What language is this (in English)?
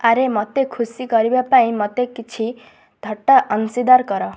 Odia